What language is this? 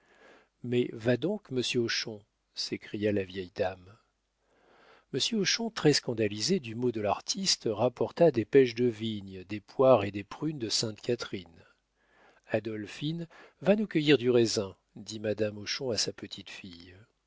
French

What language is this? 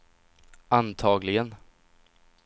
Swedish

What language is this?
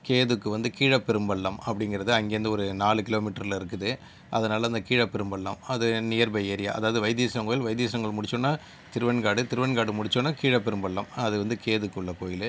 Tamil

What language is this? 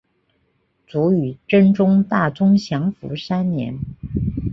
Chinese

